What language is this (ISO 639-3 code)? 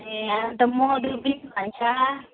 nep